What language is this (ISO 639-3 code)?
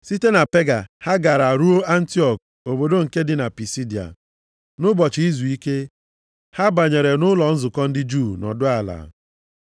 ibo